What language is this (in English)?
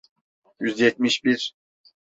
Turkish